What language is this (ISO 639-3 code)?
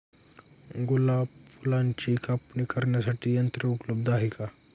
mar